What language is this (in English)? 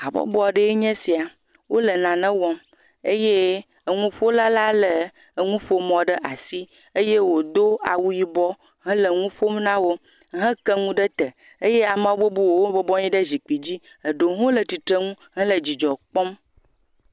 Ewe